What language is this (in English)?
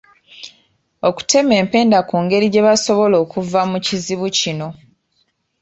Ganda